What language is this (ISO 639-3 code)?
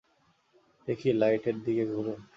ben